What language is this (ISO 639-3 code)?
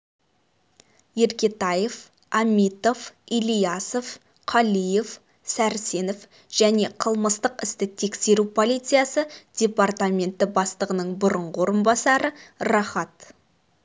kaz